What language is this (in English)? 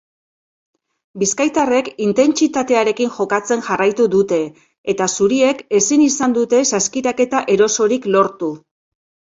Basque